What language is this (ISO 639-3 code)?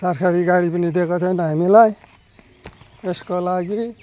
nep